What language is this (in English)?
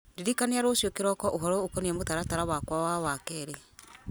Kikuyu